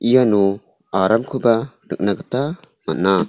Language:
Garo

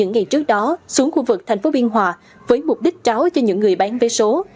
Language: Vietnamese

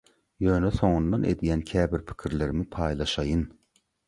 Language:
Turkmen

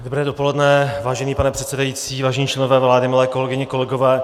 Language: Czech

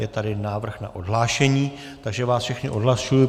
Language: Czech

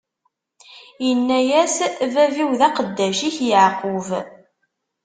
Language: Kabyle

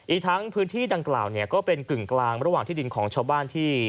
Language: Thai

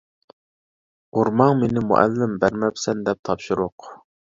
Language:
Uyghur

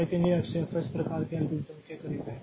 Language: Hindi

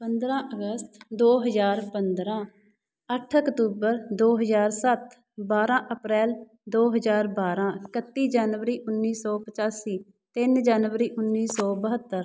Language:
Punjabi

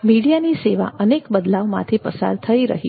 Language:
Gujarati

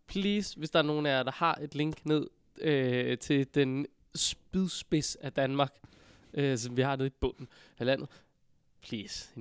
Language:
Danish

